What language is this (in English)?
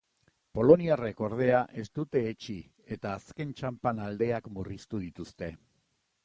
Basque